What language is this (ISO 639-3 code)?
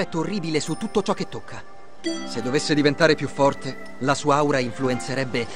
ita